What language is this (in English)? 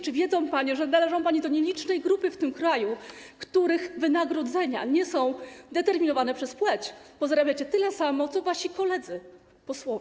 Polish